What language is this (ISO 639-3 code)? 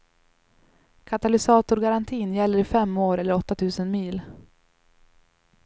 swe